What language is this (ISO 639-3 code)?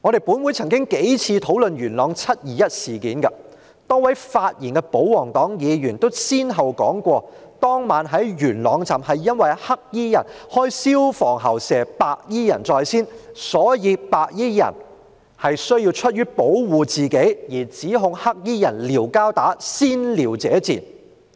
yue